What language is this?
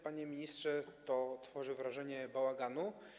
Polish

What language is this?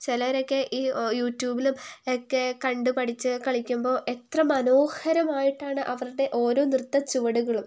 Malayalam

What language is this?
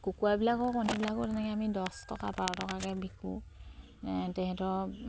Assamese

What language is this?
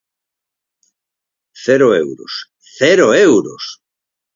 Galician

